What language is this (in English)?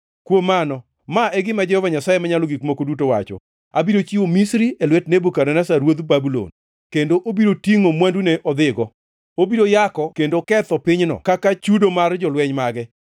Luo (Kenya and Tanzania)